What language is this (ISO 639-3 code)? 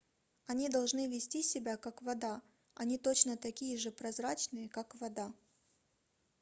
rus